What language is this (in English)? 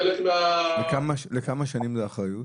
Hebrew